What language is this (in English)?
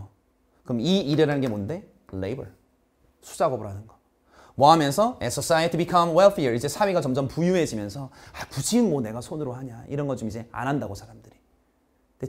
Korean